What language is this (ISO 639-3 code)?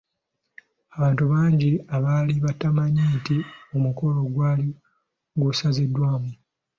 lug